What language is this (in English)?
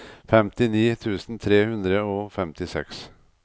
Norwegian